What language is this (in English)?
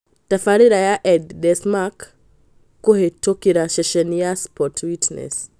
Kikuyu